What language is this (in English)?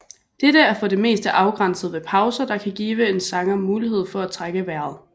Danish